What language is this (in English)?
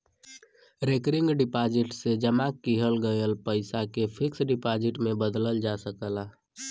Bhojpuri